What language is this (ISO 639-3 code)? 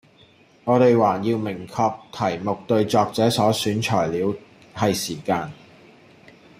yue